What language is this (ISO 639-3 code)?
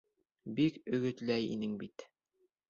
bak